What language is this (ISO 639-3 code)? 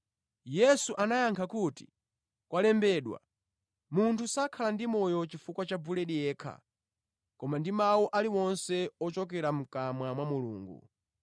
nya